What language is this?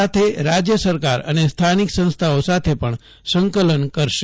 Gujarati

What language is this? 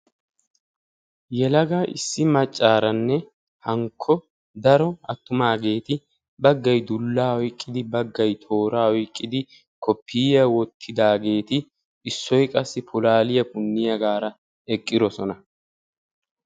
Wolaytta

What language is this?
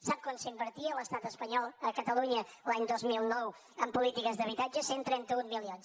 Catalan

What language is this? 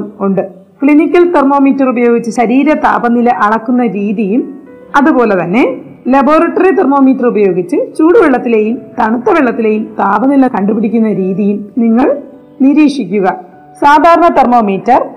Malayalam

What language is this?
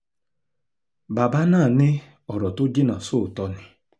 Yoruba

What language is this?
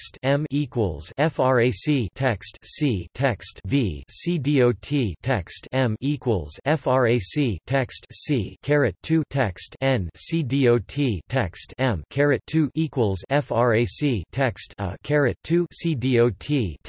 English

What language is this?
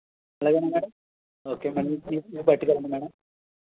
Telugu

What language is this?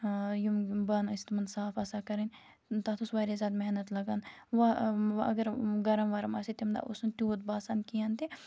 Kashmiri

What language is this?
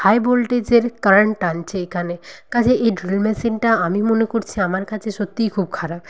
Bangla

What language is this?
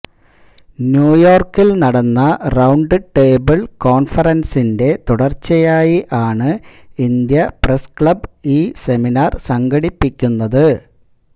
Malayalam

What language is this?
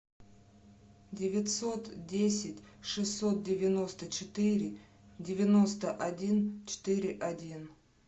Russian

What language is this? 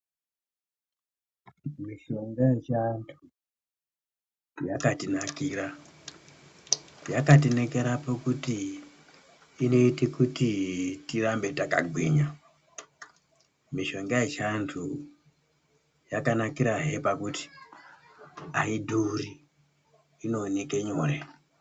Ndau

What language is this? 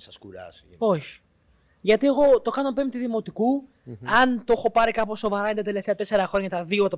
Greek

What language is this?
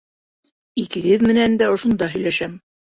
Bashkir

